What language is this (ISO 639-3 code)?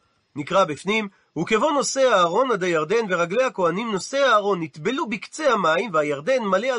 heb